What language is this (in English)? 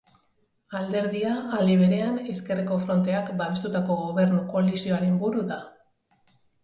Basque